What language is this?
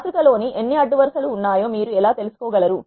Telugu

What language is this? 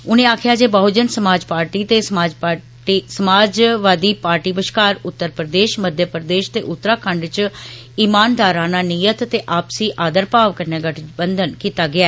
Dogri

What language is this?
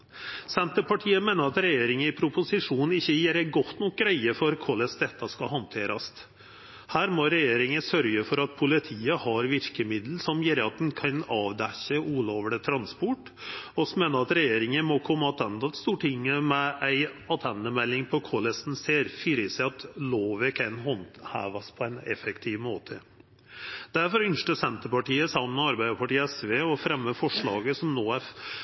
Norwegian Nynorsk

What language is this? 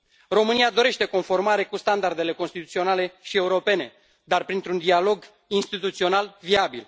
Romanian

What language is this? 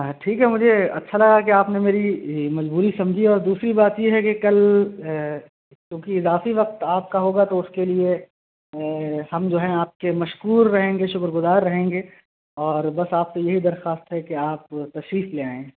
Urdu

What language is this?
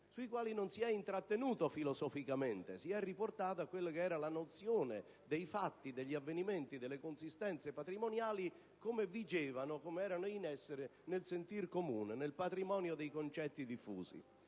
Italian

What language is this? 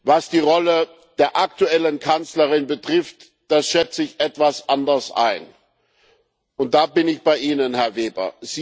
German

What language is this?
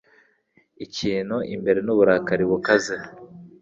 Kinyarwanda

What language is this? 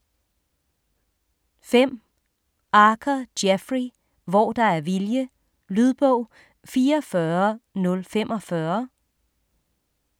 Danish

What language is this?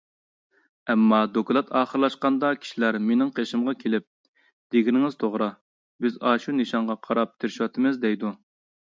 Uyghur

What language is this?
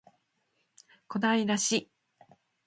Japanese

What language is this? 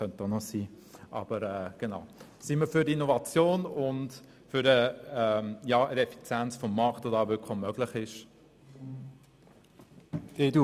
Swiss German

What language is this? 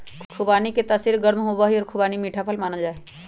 Magahi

